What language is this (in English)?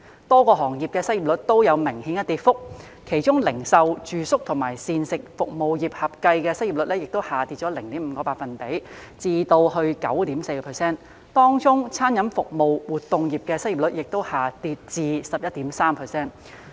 Cantonese